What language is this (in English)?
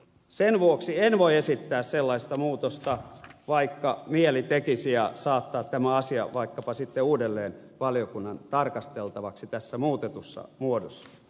Finnish